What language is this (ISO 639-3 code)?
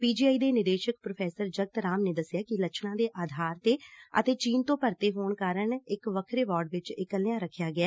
pan